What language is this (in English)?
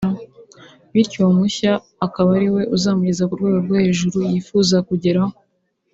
Kinyarwanda